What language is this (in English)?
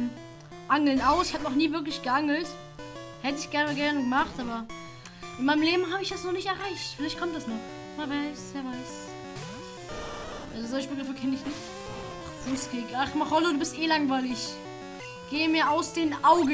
German